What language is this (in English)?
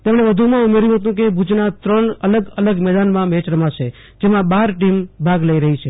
Gujarati